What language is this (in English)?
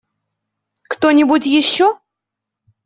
Russian